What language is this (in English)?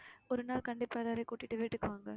Tamil